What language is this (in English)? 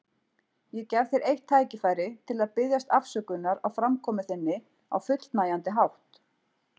Icelandic